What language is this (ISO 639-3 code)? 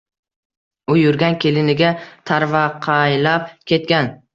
uzb